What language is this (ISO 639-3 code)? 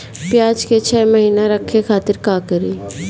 bho